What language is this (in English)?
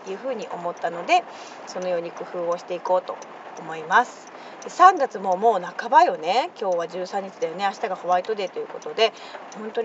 Japanese